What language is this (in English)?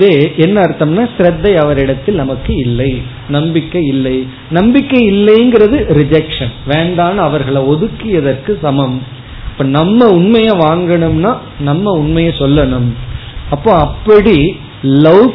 Tamil